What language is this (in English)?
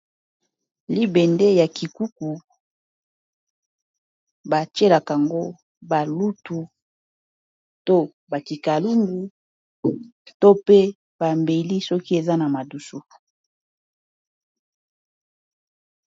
Lingala